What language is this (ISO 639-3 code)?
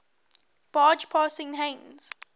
eng